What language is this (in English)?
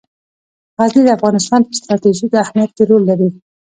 Pashto